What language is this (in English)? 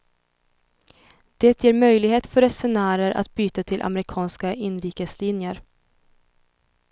Swedish